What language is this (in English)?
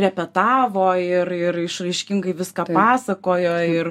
Lithuanian